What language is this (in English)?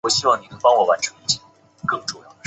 Chinese